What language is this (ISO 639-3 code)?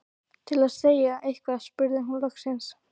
isl